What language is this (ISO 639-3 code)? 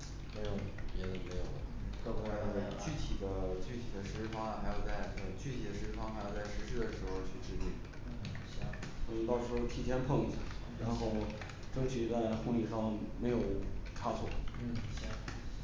zho